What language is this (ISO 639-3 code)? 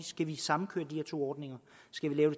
dan